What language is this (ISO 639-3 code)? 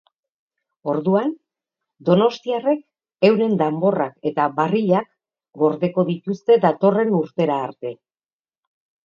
eus